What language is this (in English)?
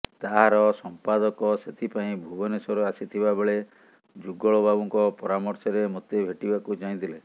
Odia